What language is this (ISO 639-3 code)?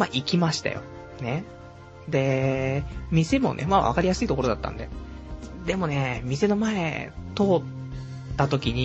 jpn